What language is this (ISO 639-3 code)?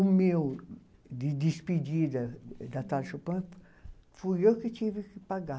por